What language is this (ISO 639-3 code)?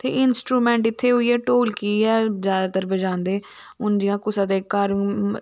doi